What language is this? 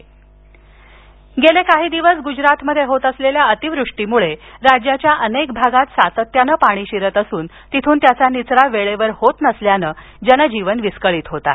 Marathi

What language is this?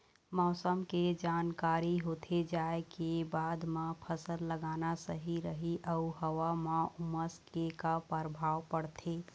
Chhattisgarhi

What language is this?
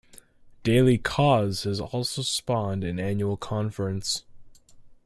English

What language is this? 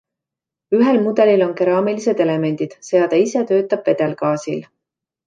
Estonian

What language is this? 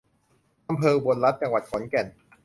Thai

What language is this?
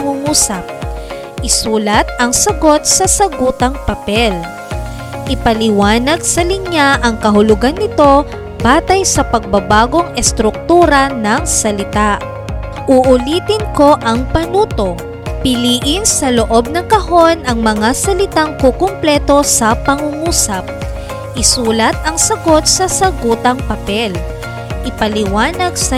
Filipino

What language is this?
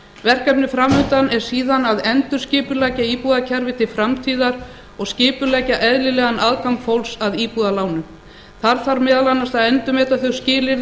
Icelandic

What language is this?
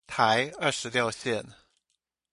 Chinese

